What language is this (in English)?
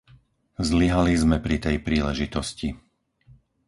Slovak